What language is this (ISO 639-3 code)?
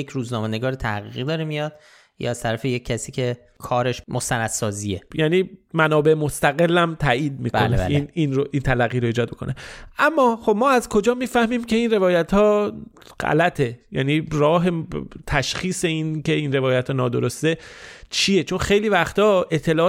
fas